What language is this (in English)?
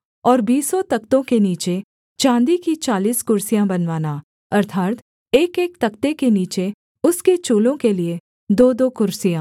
Hindi